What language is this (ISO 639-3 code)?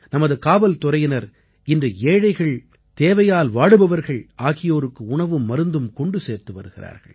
tam